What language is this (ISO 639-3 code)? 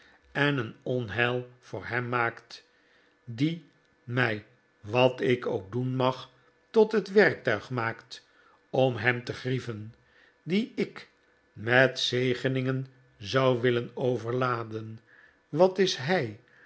nld